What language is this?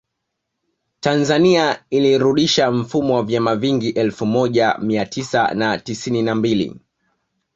Swahili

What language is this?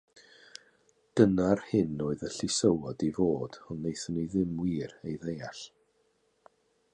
Welsh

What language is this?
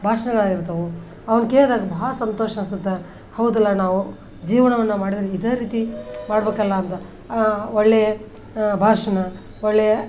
Kannada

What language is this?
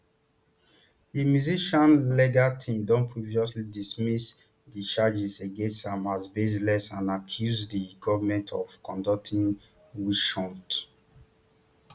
Nigerian Pidgin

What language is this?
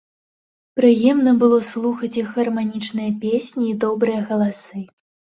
Belarusian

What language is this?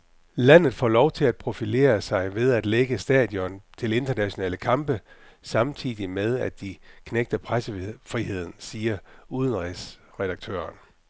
Danish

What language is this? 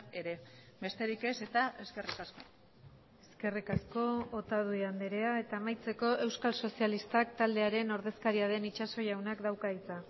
Basque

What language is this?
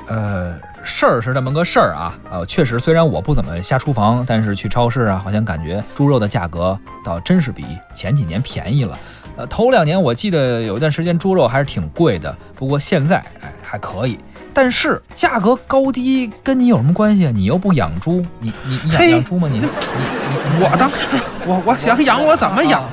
Chinese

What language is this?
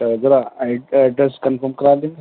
Urdu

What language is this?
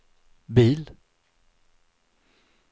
Swedish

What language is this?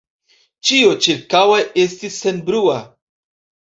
Esperanto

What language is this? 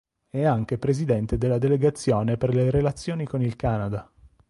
Italian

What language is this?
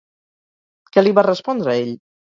Catalan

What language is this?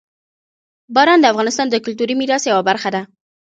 Pashto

